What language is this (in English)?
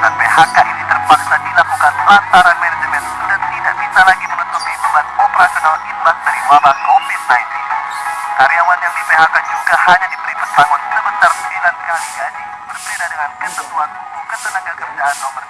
Indonesian